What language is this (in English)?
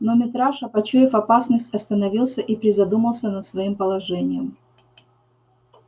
Russian